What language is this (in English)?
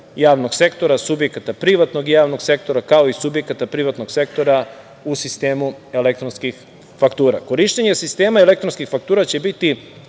Serbian